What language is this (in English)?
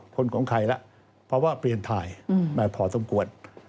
Thai